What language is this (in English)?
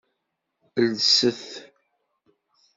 Kabyle